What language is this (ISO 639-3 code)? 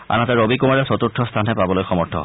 asm